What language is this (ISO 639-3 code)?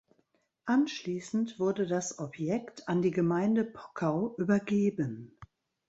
deu